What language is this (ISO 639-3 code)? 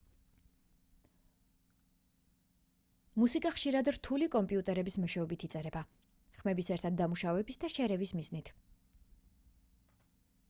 kat